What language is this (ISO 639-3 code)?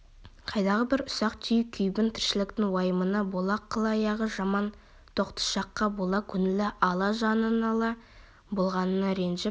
kaz